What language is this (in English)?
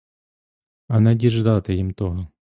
Ukrainian